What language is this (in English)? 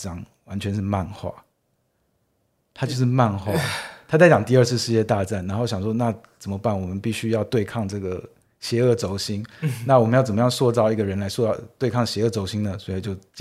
Chinese